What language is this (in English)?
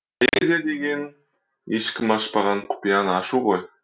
Kazakh